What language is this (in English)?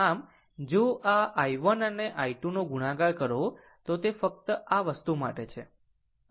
Gujarati